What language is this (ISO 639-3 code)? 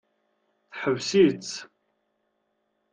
kab